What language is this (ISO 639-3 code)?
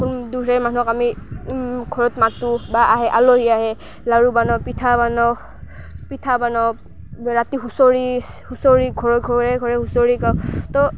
asm